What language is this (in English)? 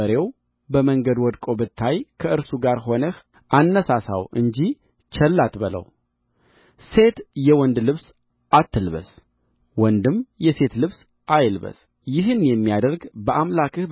Amharic